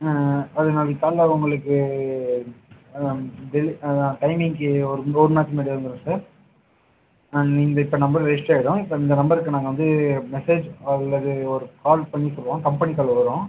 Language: Tamil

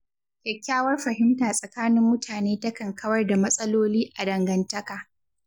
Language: Hausa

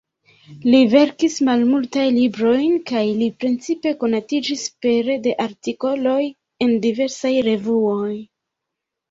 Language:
Esperanto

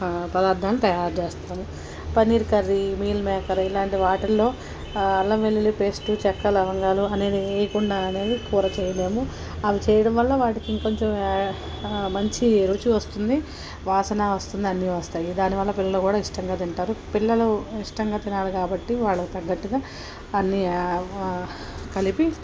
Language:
Telugu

